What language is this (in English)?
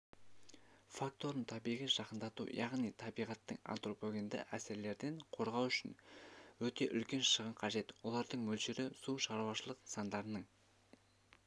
Kazakh